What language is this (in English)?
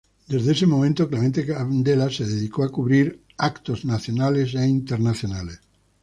Spanish